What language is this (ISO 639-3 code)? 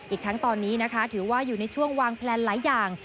tha